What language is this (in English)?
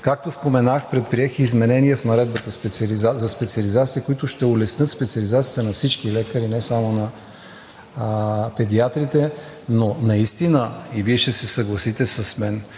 Bulgarian